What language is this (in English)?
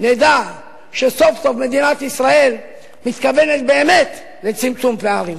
Hebrew